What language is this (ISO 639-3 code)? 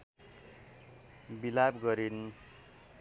nep